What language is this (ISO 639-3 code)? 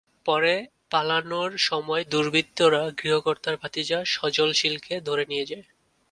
ben